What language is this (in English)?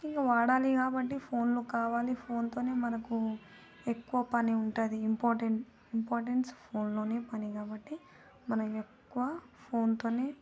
Telugu